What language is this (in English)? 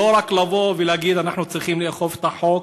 Hebrew